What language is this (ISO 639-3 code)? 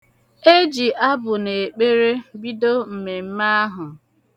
ibo